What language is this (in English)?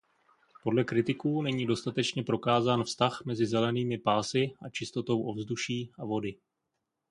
Czech